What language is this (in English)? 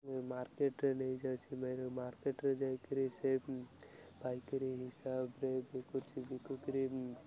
Odia